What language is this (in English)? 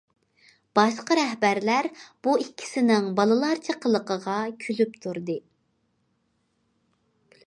Uyghur